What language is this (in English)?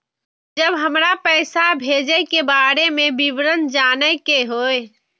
Maithili